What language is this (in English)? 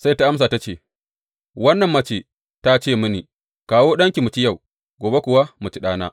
Hausa